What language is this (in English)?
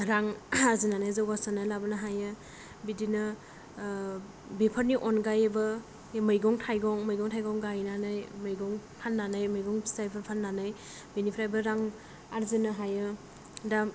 Bodo